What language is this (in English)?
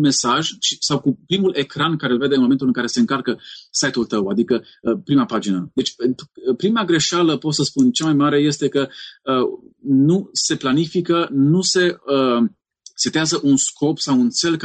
Romanian